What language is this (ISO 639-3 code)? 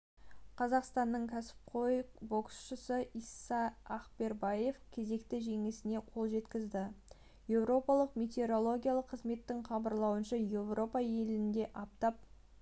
kaz